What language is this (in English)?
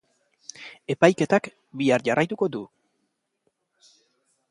Basque